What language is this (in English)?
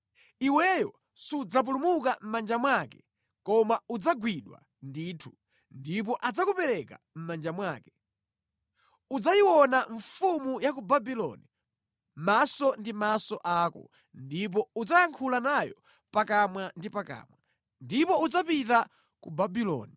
Nyanja